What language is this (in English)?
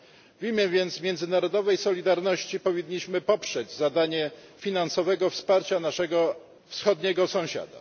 Polish